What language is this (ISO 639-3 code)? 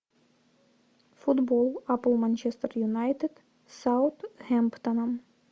rus